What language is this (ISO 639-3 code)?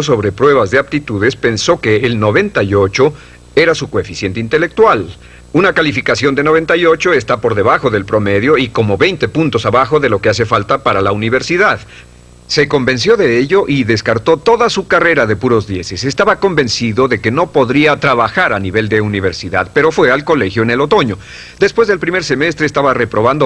spa